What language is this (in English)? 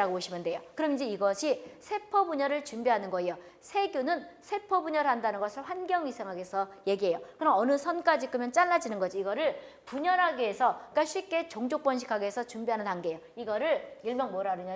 Korean